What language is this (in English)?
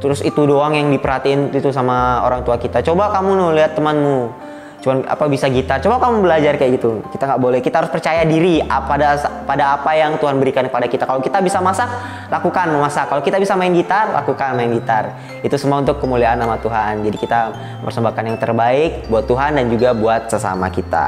Indonesian